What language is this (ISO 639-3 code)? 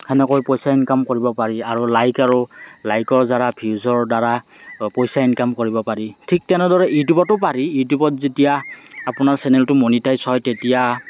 asm